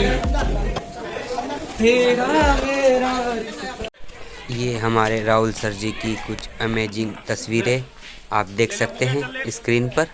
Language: Hindi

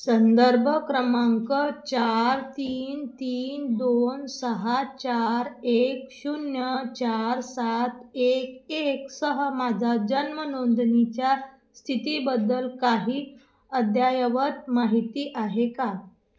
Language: Marathi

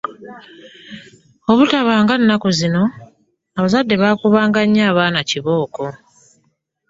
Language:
Ganda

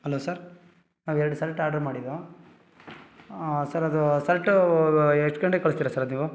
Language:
Kannada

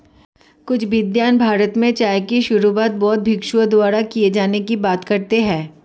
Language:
Hindi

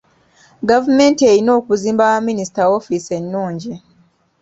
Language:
Ganda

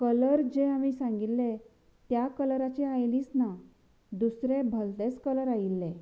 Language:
Konkani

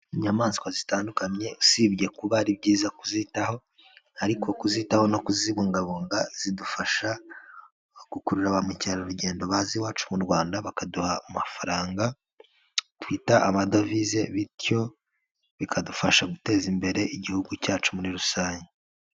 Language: Kinyarwanda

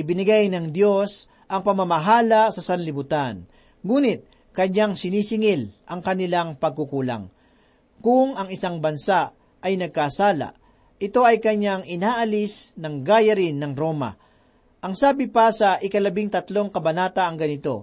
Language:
Filipino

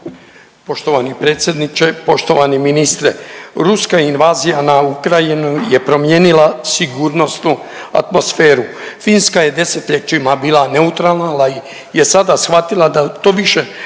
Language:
Croatian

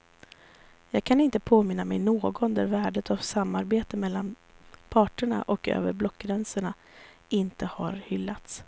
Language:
Swedish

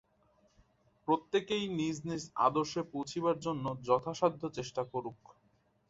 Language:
Bangla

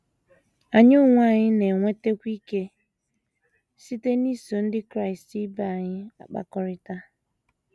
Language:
Igbo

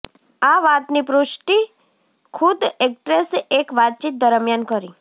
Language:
Gujarati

